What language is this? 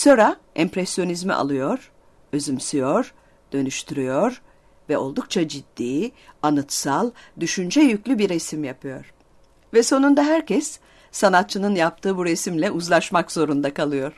Turkish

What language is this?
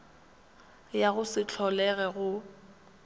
Northern Sotho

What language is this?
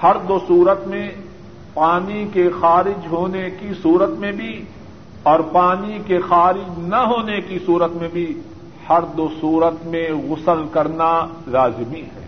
Urdu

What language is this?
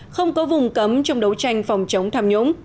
Vietnamese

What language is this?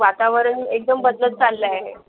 Marathi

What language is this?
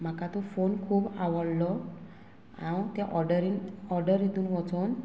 Konkani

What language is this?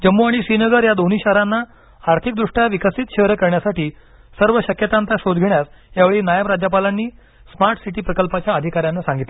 Marathi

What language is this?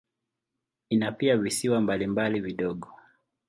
Swahili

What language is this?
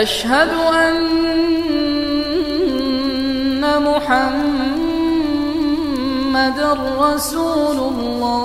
Arabic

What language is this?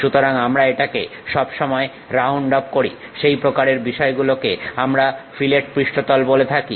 Bangla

